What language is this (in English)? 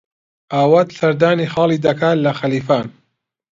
Central Kurdish